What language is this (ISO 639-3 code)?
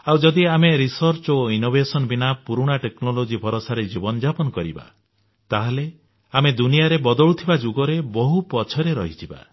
ori